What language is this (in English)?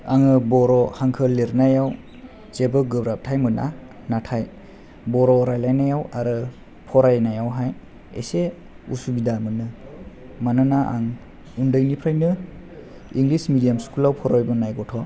Bodo